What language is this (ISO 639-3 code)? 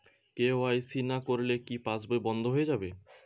ben